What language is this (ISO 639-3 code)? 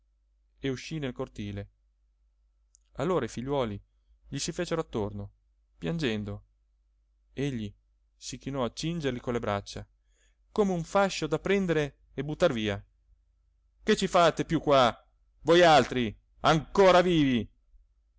ita